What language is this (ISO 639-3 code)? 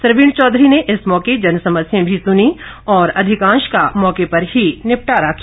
hin